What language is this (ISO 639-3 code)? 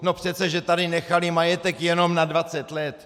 ces